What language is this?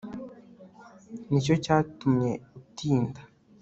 Kinyarwanda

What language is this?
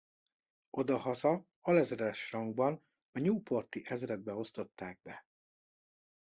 Hungarian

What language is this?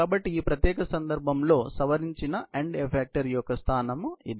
Telugu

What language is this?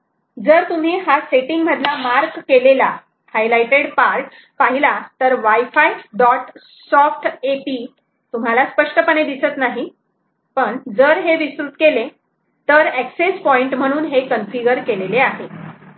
Marathi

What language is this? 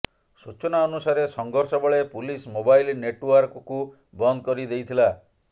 Odia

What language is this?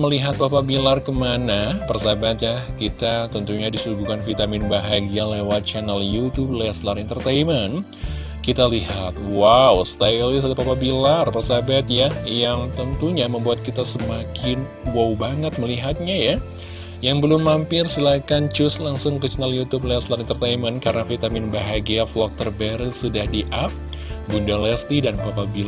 Indonesian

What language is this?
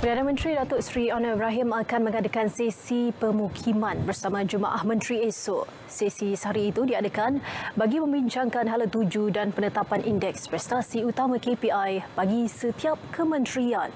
Malay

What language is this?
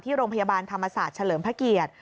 Thai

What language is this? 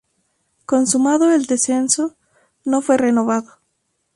Spanish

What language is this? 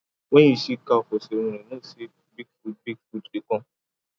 Nigerian Pidgin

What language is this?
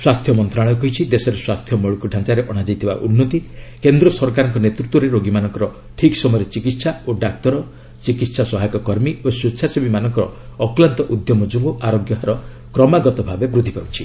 Odia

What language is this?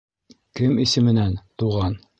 Bashkir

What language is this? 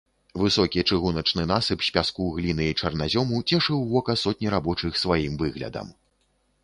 Belarusian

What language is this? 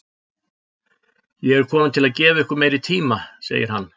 Icelandic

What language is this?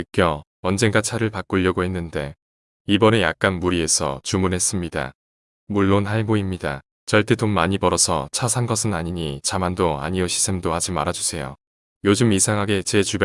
Korean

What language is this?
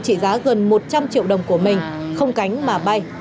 Vietnamese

